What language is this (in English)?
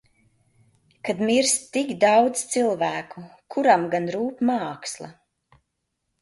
Latvian